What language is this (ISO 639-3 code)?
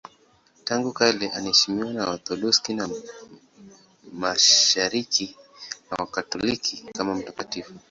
swa